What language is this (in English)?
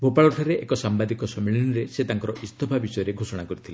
Odia